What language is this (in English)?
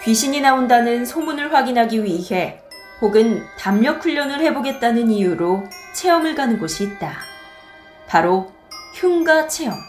Korean